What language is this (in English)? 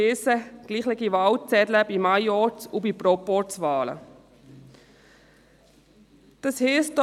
Swiss German